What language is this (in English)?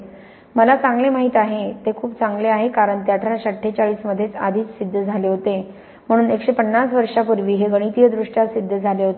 Marathi